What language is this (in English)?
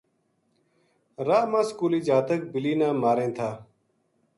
Gujari